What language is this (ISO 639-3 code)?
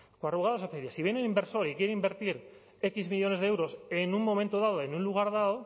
spa